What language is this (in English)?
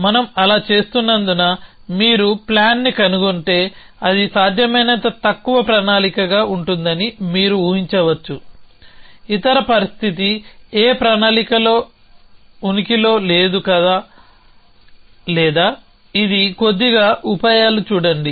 Telugu